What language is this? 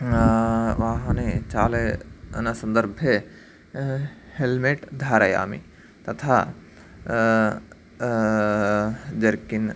Sanskrit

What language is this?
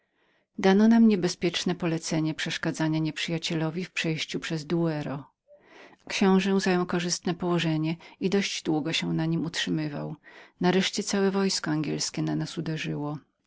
Polish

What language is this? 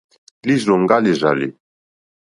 Mokpwe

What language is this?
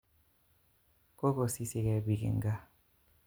Kalenjin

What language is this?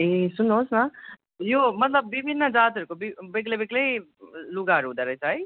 Nepali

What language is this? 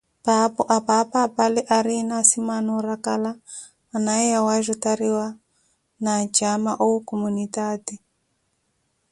Koti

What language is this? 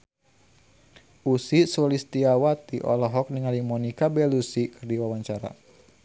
Sundanese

